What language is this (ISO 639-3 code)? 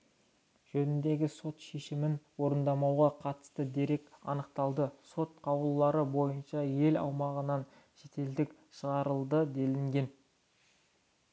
kaz